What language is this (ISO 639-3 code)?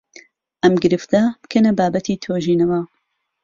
ckb